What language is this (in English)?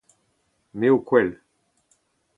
Breton